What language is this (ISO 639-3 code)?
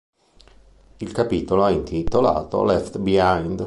ita